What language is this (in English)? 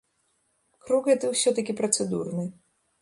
Belarusian